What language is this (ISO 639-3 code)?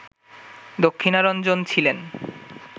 ben